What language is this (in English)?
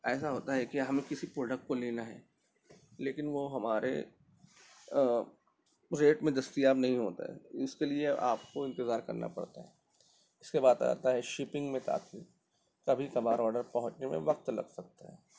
Urdu